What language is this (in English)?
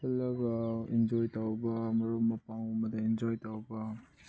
Manipuri